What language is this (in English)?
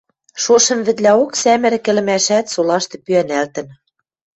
Western Mari